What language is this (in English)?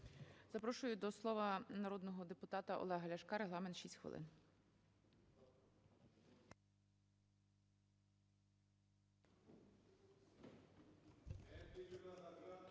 Ukrainian